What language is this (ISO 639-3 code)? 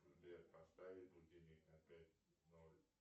rus